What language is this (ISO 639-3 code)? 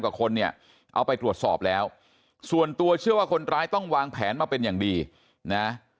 tha